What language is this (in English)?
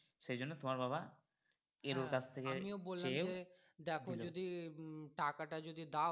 Bangla